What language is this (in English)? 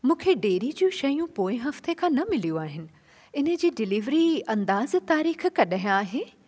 Sindhi